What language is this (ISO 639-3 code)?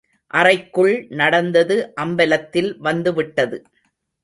tam